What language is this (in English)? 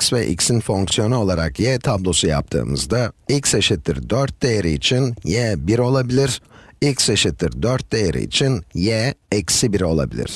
Turkish